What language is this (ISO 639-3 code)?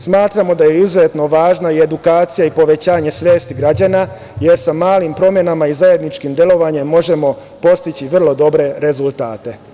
srp